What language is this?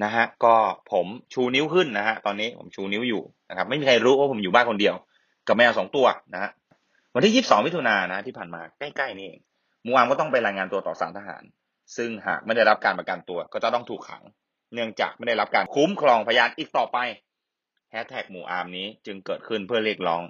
Thai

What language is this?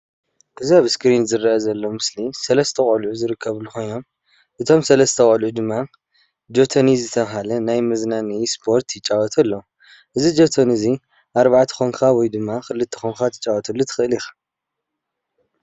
Tigrinya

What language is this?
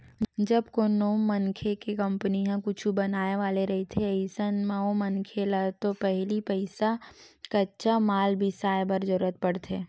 Chhattisgarhi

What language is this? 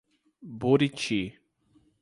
Portuguese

